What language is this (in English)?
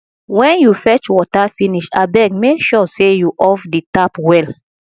Nigerian Pidgin